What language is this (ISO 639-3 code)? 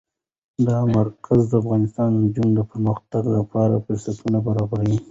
pus